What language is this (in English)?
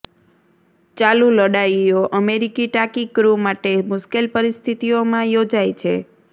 Gujarati